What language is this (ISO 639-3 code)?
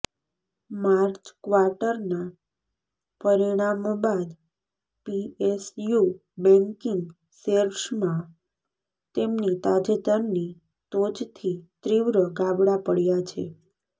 guj